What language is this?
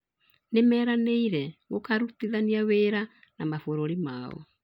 Kikuyu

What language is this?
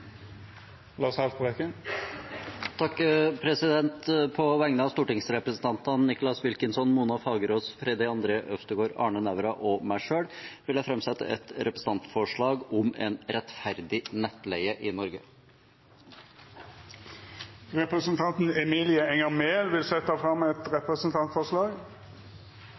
Norwegian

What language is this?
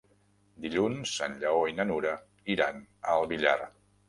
Catalan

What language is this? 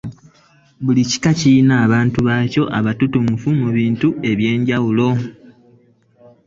Ganda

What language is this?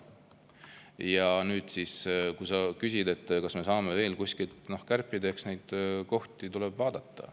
Estonian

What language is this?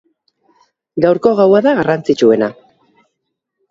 Basque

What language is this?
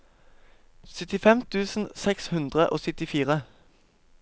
Norwegian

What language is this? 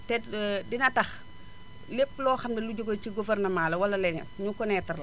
Wolof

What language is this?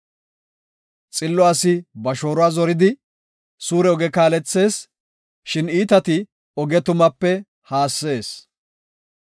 Gofa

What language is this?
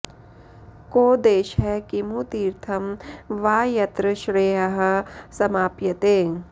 Sanskrit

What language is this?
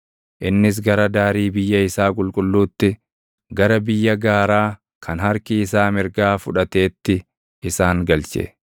Oromo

